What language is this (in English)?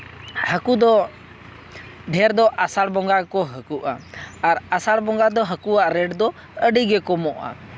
Santali